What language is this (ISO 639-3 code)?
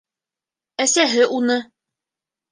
bak